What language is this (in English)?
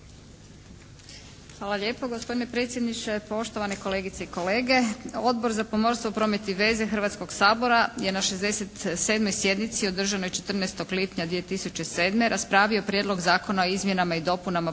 Croatian